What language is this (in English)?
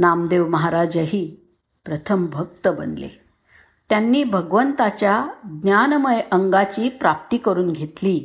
Marathi